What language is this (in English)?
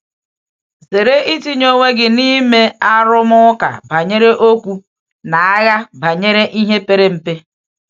Igbo